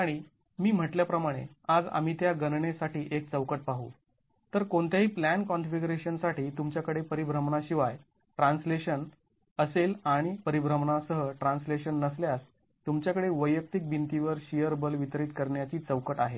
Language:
Marathi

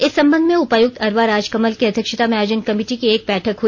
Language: Hindi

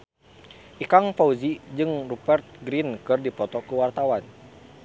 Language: Sundanese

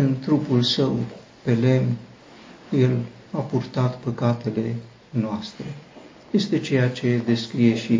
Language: Romanian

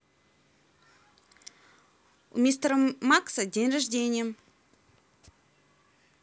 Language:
Russian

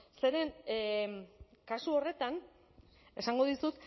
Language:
Basque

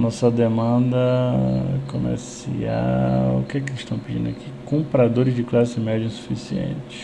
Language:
Portuguese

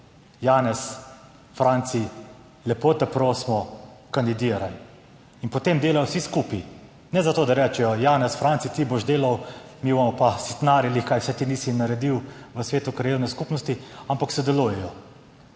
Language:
Slovenian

